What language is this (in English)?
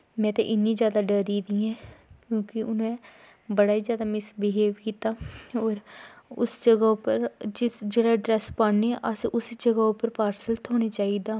Dogri